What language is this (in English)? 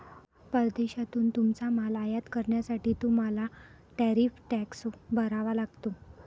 Marathi